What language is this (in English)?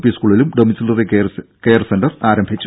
Malayalam